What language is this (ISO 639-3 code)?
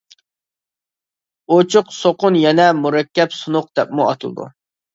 uig